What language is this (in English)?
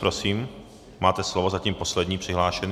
Czech